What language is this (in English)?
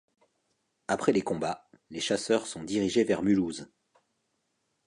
French